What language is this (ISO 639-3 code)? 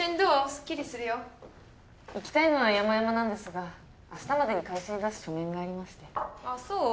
jpn